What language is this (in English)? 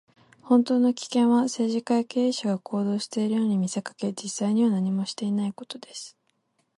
Japanese